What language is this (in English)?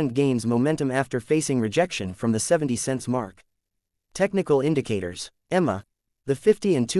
English